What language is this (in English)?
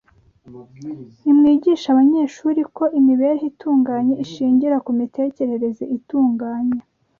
Kinyarwanda